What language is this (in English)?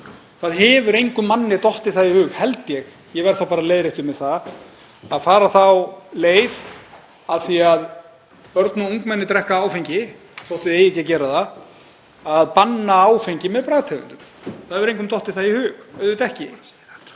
Icelandic